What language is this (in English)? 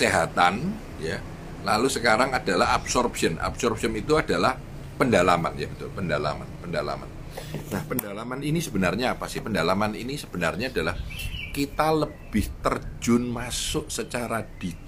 Indonesian